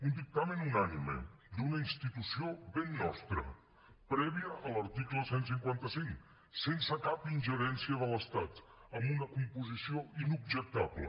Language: Catalan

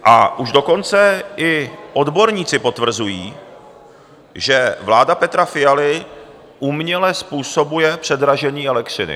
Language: Czech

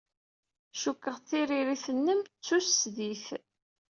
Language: Kabyle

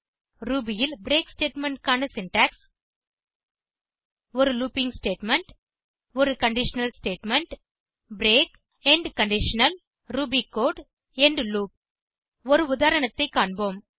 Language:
Tamil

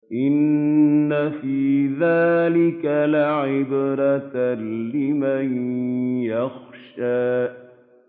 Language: Arabic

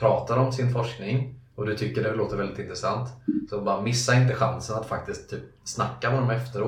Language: Swedish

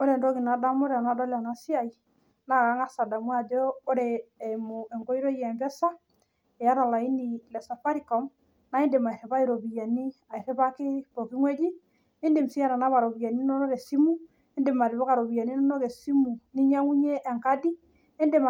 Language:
Masai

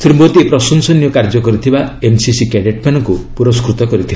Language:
Odia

